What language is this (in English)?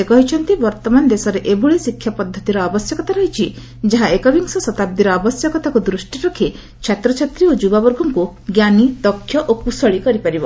Odia